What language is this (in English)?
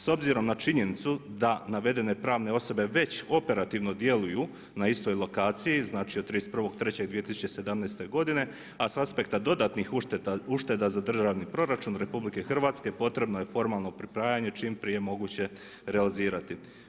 Croatian